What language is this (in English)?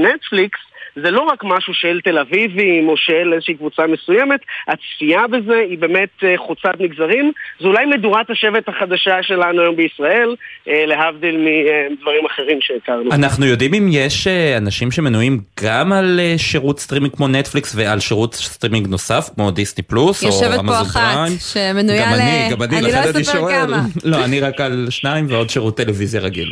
Hebrew